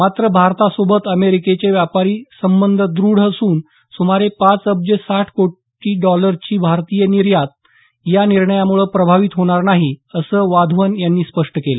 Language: Marathi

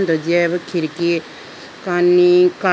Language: Idu-Mishmi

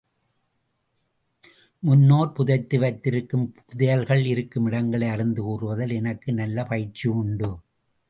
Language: Tamil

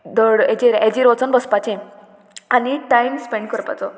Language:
Konkani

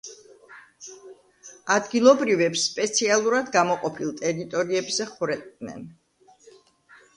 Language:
Georgian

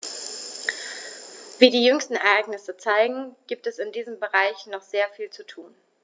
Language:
German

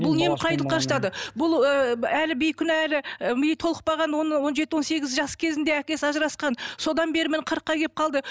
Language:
Kazakh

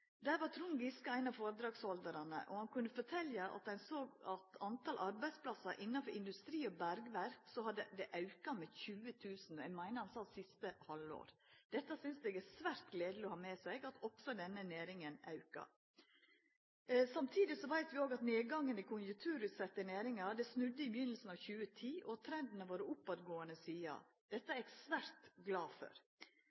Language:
Norwegian Nynorsk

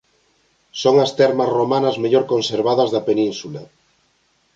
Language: Galician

